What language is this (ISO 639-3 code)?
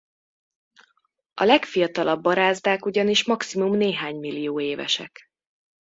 hun